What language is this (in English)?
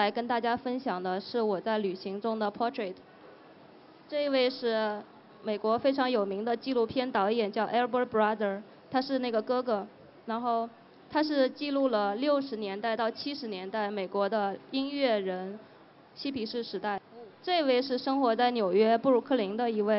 Chinese